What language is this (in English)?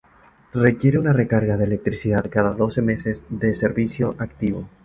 Spanish